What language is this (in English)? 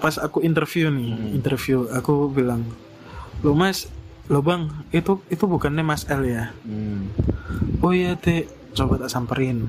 Indonesian